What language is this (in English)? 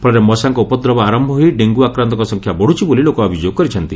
Odia